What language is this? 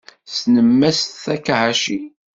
Kabyle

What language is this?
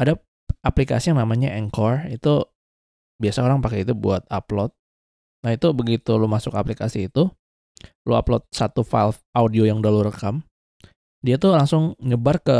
Indonesian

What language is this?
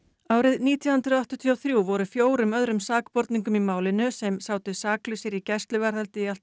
Icelandic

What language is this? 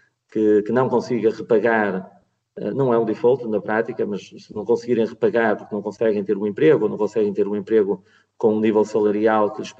Portuguese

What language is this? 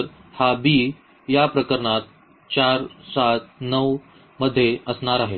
Marathi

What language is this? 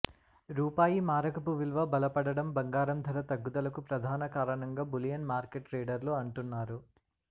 Telugu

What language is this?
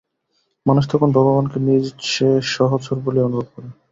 Bangla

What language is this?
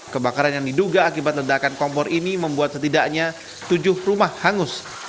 Indonesian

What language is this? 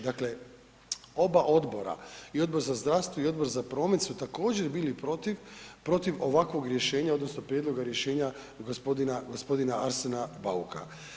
Croatian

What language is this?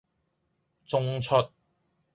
Cantonese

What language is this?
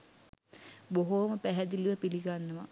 Sinhala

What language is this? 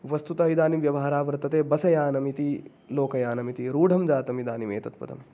Sanskrit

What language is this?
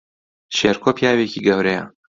Central Kurdish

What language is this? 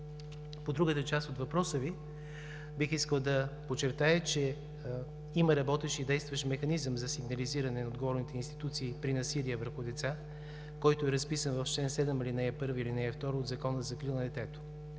Bulgarian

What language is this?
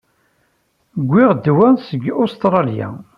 Kabyle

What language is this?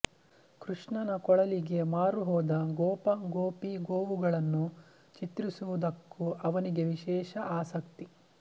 Kannada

